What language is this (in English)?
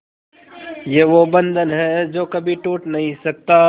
Hindi